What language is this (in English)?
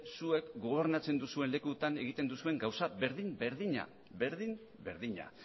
Basque